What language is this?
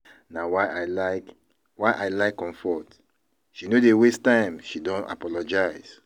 Nigerian Pidgin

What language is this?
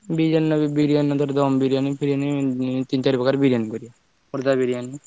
Odia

